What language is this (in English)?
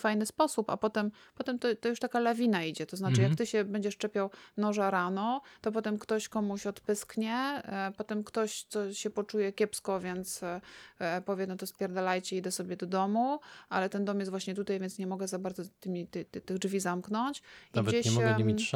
Polish